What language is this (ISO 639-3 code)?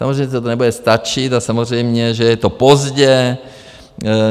ces